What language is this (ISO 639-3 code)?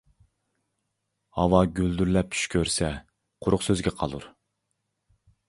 uig